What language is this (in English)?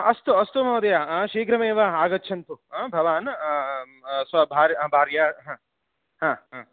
Sanskrit